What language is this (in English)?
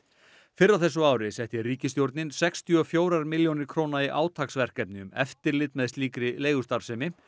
Icelandic